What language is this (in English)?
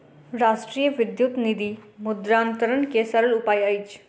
Maithili